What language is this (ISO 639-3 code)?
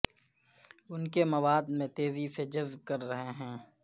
urd